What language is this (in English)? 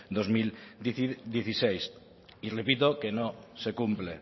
Spanish